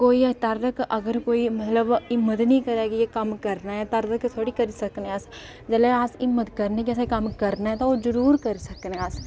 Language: Dogri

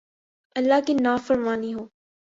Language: Urdu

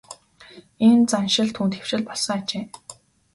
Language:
Mongolian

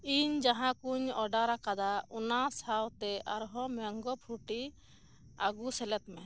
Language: Santali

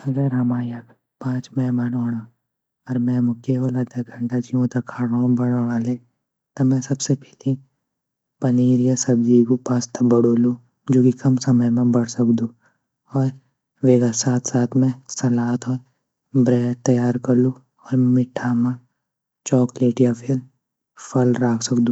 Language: Garhwali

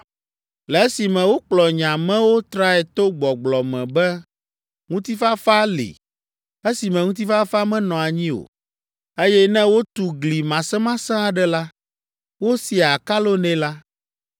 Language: Ewe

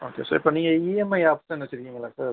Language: Tamil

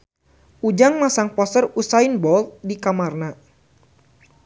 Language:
Sundanese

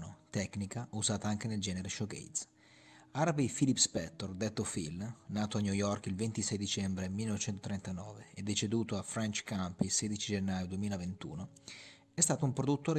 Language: Italian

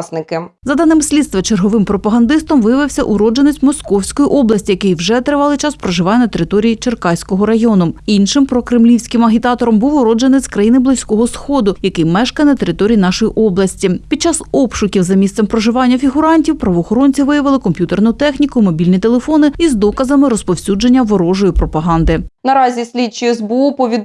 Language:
Ukrainian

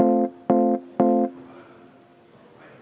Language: Estonian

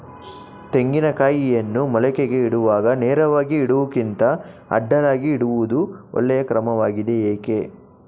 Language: Kannada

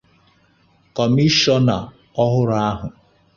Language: Igbo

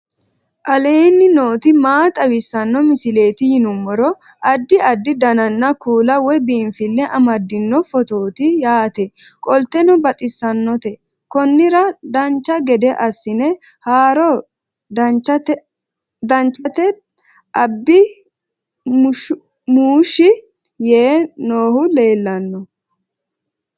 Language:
Sidamo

